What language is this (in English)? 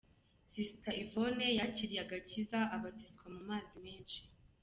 Kinyarwanda